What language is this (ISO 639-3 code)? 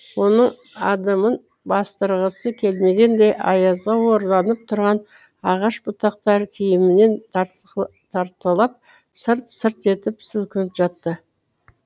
kaz